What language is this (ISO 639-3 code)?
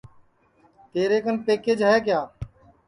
ssi